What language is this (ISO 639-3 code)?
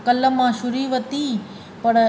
snd